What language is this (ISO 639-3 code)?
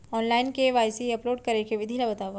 hne